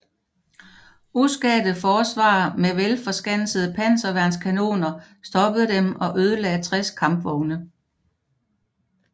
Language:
Danish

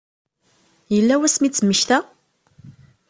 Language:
Kabyle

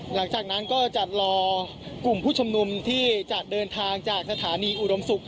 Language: Thai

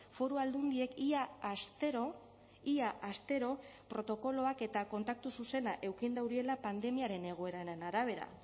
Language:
Basque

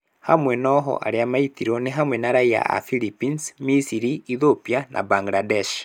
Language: Kikuyu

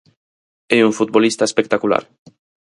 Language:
Galician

